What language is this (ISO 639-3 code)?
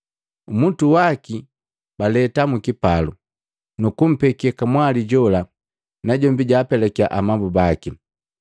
mgv